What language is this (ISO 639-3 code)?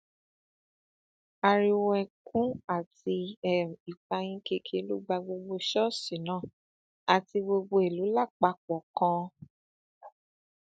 yor